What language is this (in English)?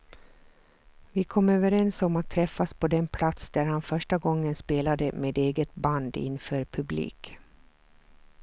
Swedish